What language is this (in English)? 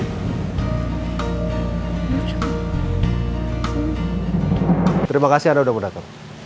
Indonesian